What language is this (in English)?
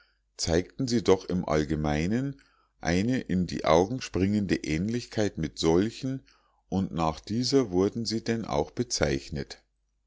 German